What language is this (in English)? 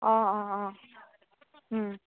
Assamese